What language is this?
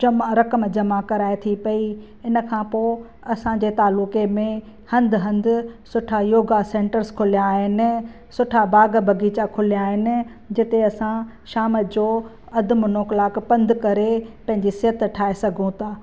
Sindhi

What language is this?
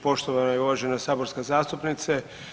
Croatian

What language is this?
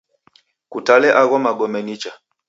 Taita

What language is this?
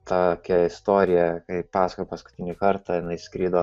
Lithuanian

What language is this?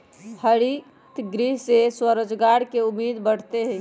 Magahi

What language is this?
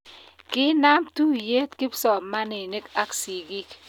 Kalenjin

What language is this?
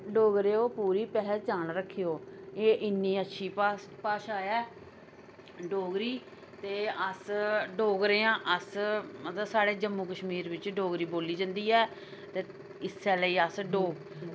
Dogri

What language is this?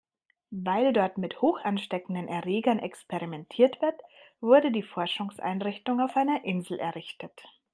German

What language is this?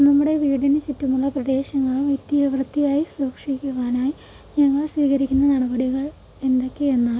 Malayalam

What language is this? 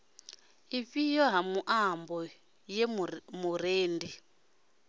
Venda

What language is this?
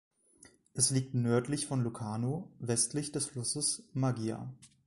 German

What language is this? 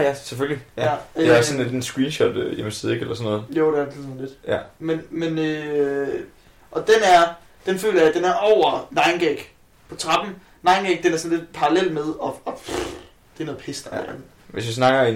Danish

